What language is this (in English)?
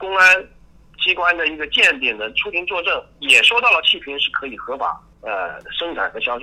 Chinese